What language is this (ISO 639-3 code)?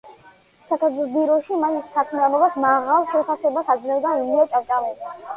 kat